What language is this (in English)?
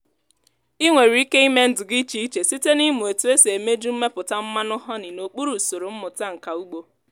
Igbo